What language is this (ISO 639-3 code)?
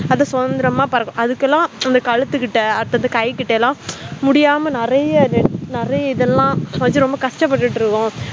tam